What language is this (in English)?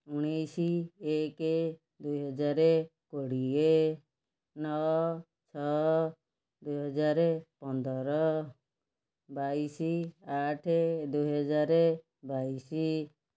Odia